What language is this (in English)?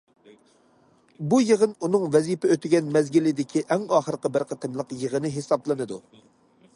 Uyghur